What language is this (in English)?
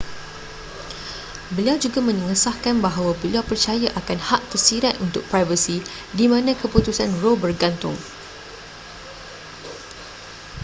Malay